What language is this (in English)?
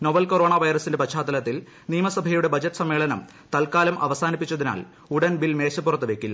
Malayalam